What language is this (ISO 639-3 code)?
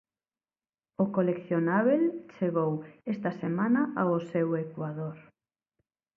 glg